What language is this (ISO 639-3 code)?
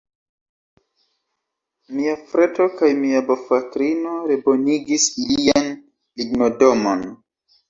epo